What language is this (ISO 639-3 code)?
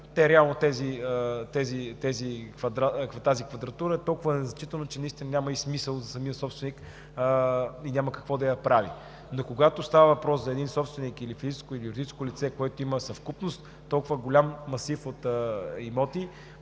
bul